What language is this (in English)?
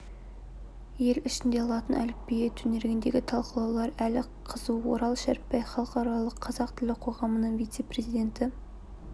Kazakh